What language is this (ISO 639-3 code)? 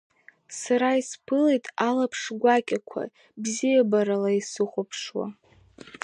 abk